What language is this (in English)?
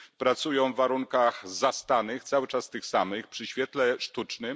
Polish